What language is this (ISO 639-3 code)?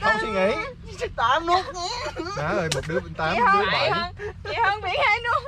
vie